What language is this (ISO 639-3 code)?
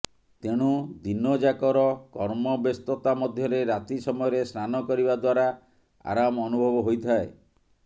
ori